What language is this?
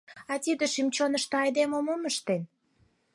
Mari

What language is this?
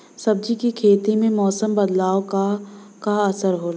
Bhojpuri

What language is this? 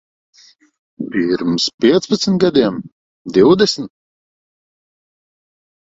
Latvian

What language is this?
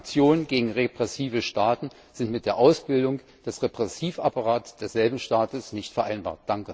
German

